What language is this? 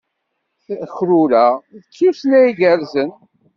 Kabyle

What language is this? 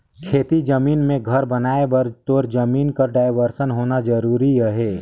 Chhattisgarhi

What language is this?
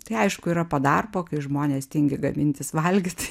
Lithuanian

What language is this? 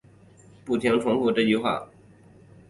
Chinese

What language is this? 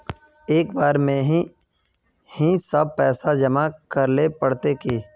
Magahi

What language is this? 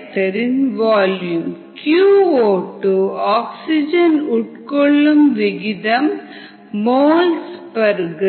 Tamil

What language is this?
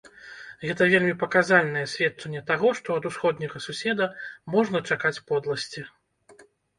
Belarusian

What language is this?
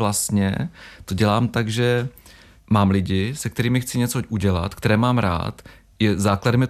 Czech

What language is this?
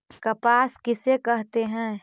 Magahi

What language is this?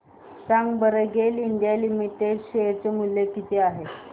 Marathi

